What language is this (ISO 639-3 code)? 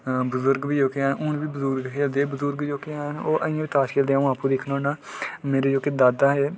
doi